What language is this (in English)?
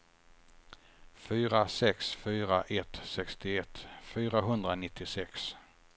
Swedish